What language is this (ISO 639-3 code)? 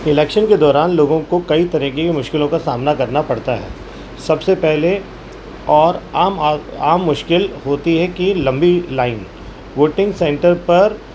urd